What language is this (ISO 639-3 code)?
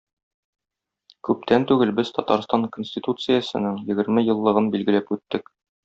tat